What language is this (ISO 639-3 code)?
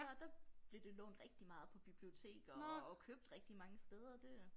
dan